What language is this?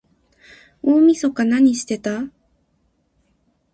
Japanese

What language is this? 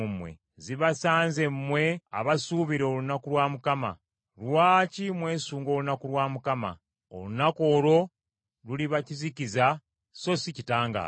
Ganda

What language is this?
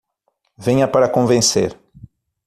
Portuguese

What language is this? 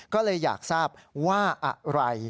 Thai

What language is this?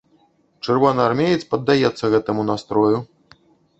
Belarusian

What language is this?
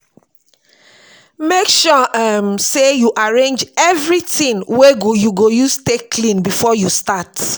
Nigerian Pidgin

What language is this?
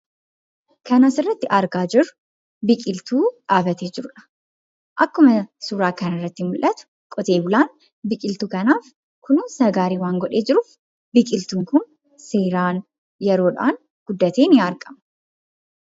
Oromo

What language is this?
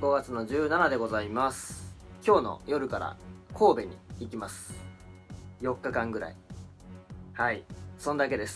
Japanese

